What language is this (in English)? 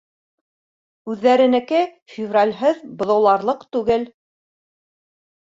Bashkir